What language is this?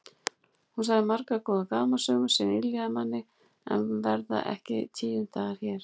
Icelandic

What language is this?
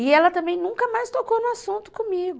Portuguese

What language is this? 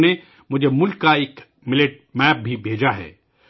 Urdu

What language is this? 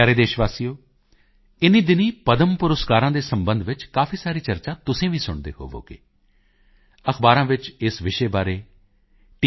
Punjabi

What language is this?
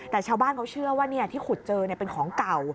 Thai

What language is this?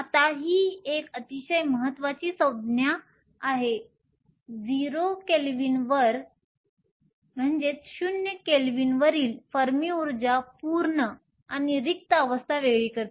Marathi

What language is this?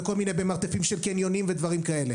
Hebrew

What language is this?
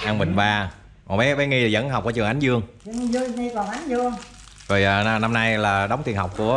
Vietnamese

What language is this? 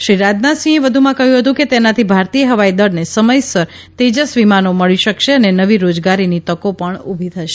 Gujarati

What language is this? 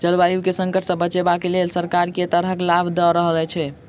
Maithili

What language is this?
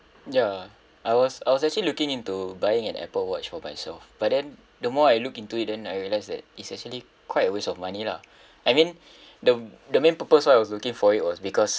English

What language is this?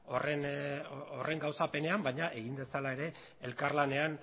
Basque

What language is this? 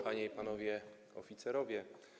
Polish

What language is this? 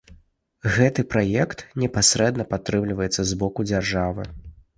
Belarusian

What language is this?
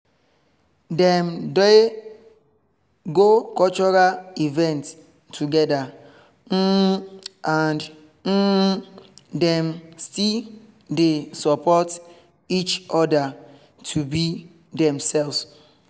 Nigerian Pidgin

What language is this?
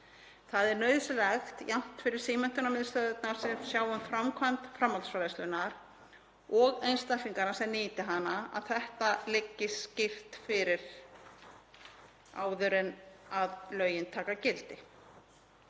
Icelandic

